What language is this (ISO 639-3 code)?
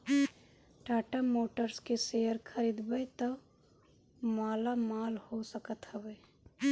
bho